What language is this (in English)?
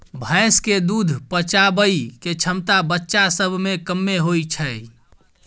Maithili